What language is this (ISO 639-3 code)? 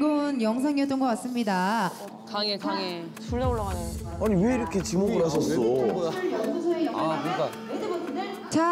kor